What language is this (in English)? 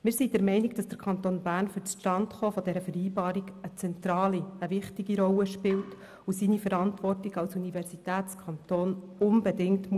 Swiss German